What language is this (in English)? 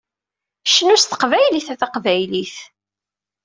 Kabyle